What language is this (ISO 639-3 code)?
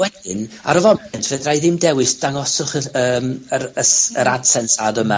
cym